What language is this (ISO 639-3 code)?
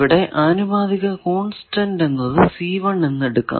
mal